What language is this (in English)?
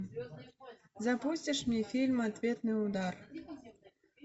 Russian